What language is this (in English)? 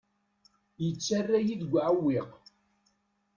Kabyle